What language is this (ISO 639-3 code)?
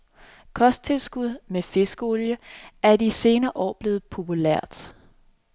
dan